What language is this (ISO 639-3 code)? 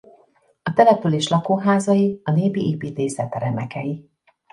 hun